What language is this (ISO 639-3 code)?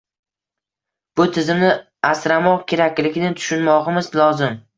uzb